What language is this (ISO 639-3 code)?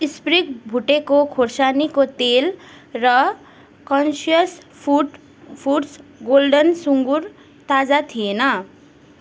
nep